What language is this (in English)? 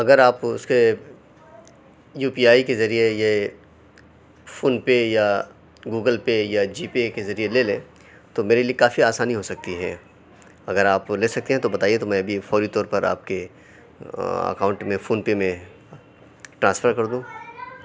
Urdu